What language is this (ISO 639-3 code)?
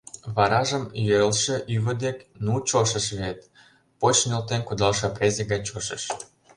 chm